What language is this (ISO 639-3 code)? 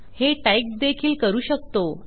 mar